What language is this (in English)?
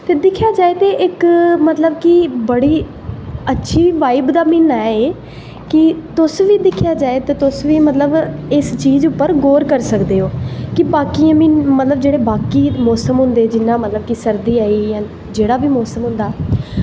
Dogri